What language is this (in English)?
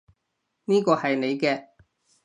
Cantonese